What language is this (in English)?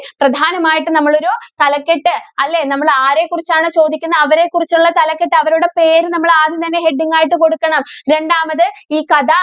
Malayalam